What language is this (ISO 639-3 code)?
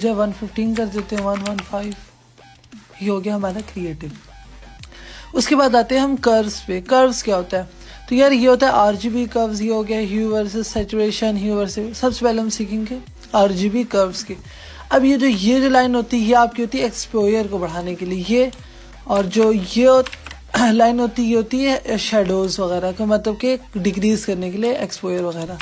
urd